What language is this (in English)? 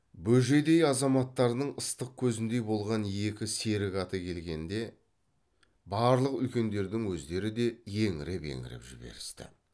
Kazakh